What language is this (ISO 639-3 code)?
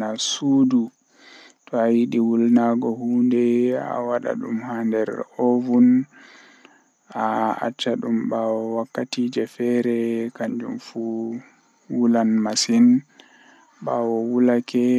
fuh